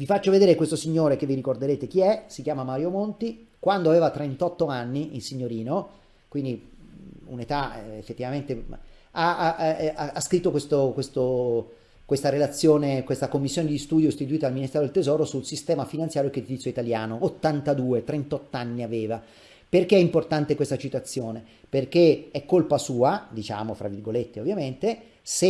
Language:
Italian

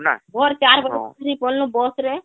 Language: Odia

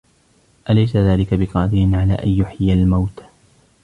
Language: Arabic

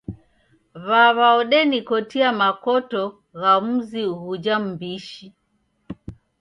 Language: Taita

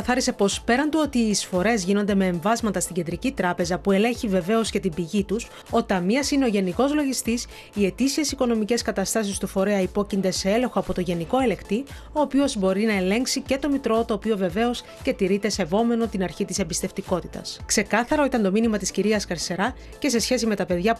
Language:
Greek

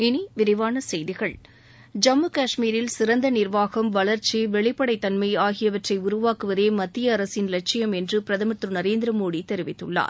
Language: Tamil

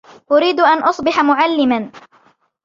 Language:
Arabic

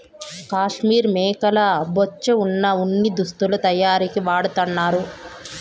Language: Telugu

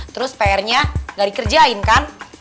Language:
Indonesian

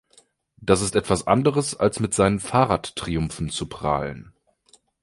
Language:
German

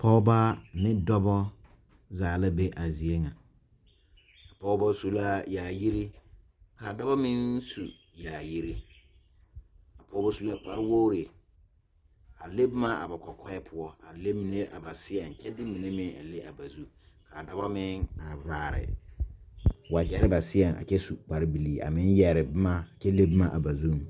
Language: Southern Dagaare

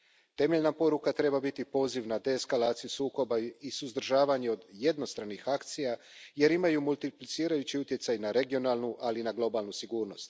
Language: Croatian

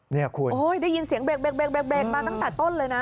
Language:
Thai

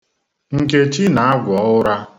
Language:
Igbo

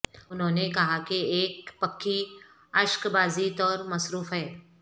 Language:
Urdu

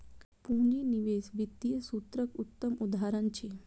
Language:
Maithili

